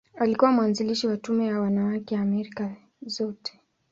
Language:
Swahili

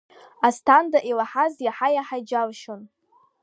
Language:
Abkhazian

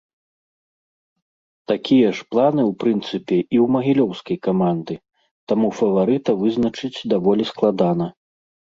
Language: Belarusian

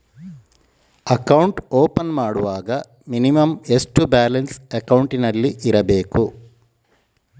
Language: Kannada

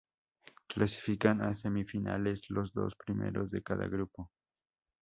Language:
Spanish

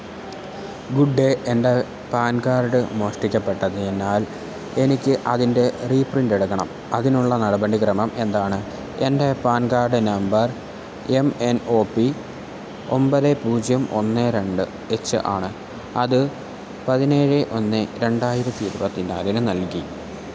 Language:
Malayalam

